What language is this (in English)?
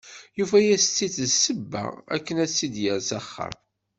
Kabyle